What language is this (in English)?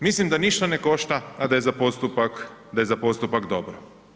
Croatian